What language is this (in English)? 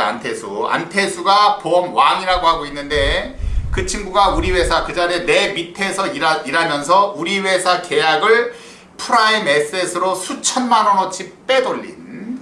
Korean